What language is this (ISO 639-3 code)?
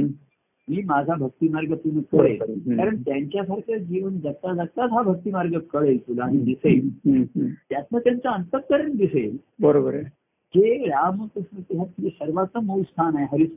mar